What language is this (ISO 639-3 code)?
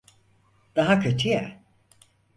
tur